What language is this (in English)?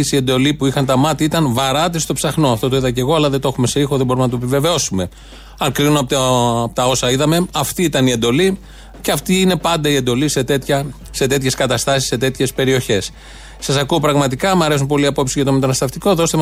Greek